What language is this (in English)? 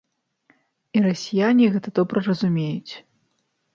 Belarusian